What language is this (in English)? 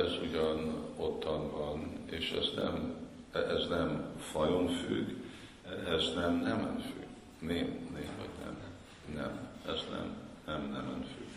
Hungarian